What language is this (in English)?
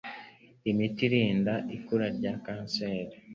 Kinyarwanda